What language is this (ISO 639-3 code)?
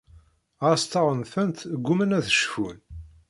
kab